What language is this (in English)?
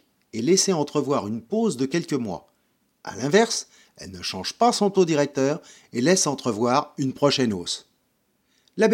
French